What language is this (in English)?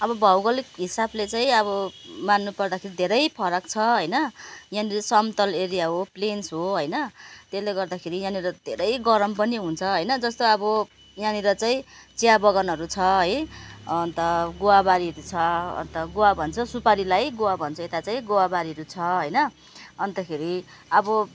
Nepali